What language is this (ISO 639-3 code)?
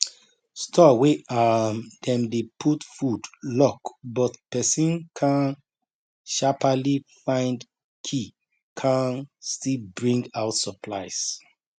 pcm